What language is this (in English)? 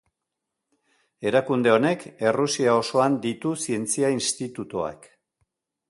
Basque